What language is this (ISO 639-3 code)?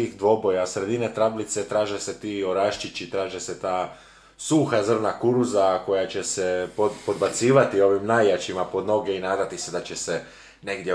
hrv